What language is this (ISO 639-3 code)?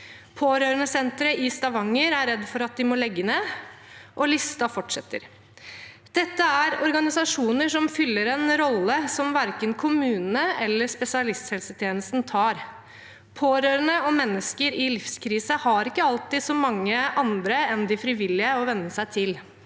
nor